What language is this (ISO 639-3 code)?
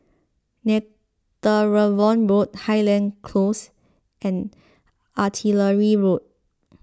eng